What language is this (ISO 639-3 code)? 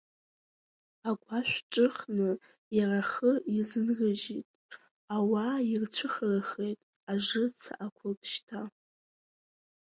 abk